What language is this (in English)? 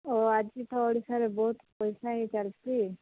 Odia